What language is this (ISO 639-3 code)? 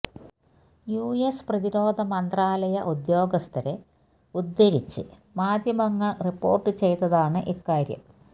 mal